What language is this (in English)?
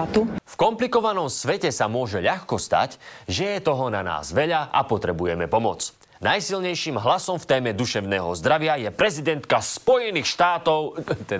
Slovak